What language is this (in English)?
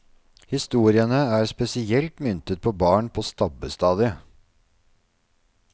Norwegian